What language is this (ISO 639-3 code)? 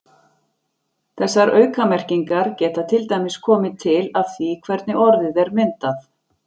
isl